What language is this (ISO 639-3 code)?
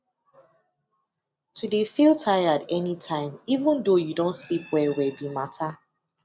pcm